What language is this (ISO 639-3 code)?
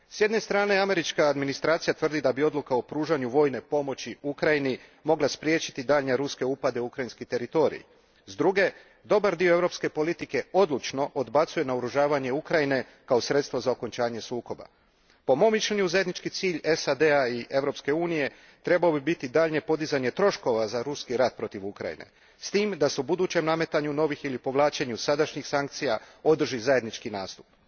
hrv